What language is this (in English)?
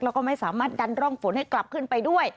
Thai